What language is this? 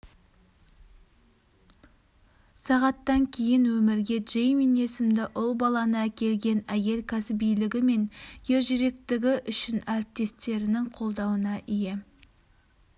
Kazakh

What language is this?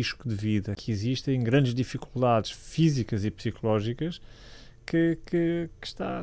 Portuguese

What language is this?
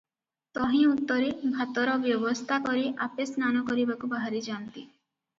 Odia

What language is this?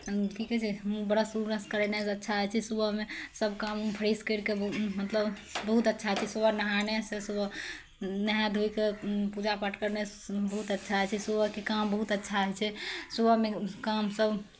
Maithili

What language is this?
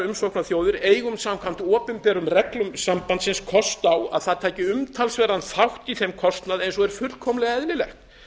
Icelandic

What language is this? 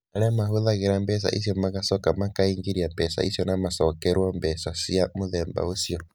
Kikuyu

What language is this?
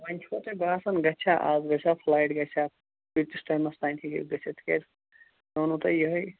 Kashmiri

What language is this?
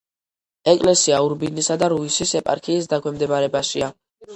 Georgian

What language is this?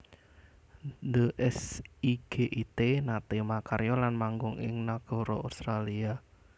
Javanese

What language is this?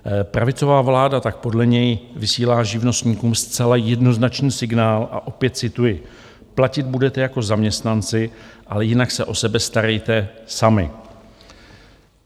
Czech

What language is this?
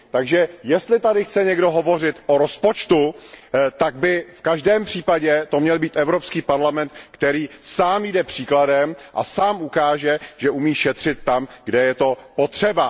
Czech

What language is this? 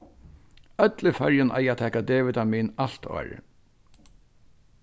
Faroese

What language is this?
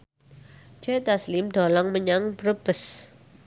Javanese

